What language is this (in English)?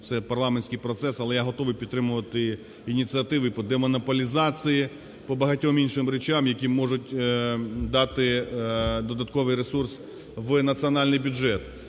Ukrainian